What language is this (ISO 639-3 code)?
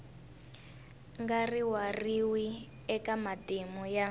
tso